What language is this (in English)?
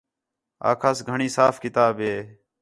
Khetrani